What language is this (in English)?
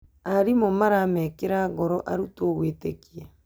Kikuyu